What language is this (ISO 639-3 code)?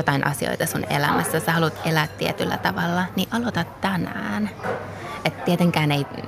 fin